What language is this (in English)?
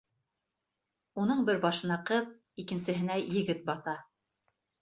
Bashkir